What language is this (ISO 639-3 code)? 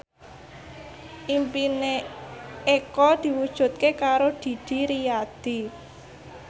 jav